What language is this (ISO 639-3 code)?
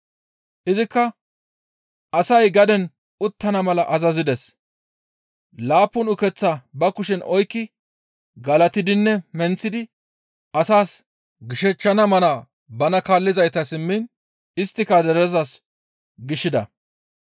gmv